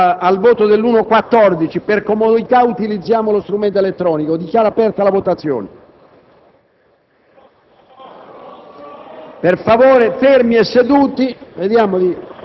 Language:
Italian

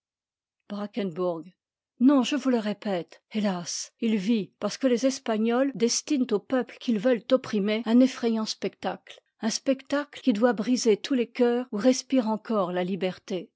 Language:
French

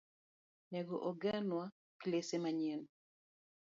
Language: Luo (Kenya and Tanzania)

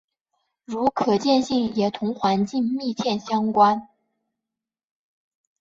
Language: Chinese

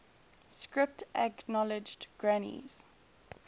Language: English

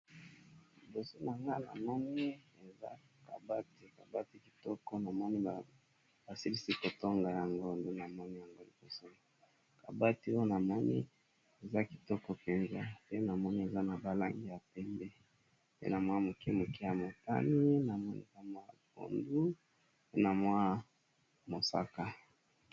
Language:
Lingala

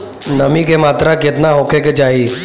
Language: Bhojpuri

